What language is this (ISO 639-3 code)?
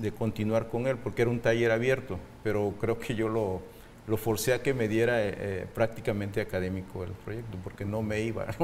spa